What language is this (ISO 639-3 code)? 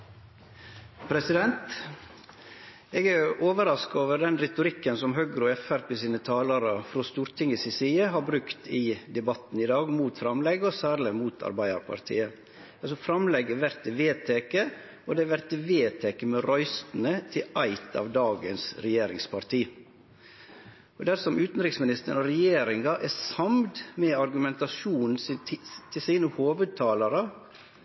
nno